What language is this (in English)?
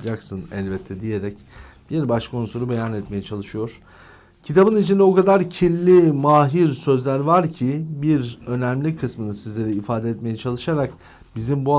Turkish